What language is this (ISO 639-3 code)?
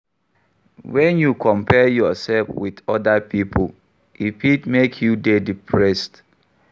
pcm